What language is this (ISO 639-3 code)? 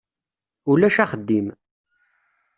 kab